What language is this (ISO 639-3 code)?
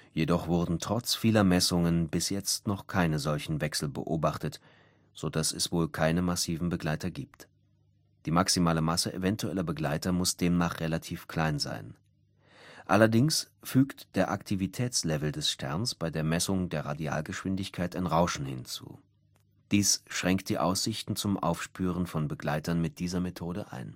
deu